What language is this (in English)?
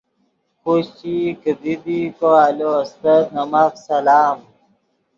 Yidgha